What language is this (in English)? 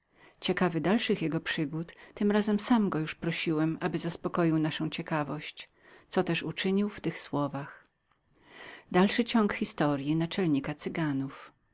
Polish